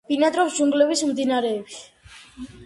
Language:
Georgian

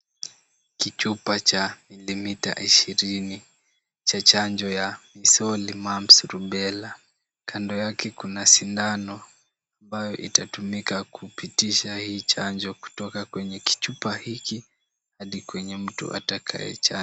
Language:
Swahili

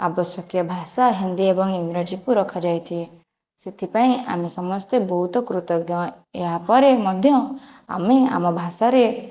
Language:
Odia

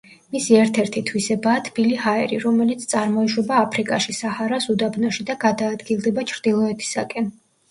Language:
Georgian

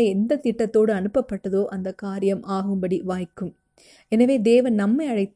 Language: Tamil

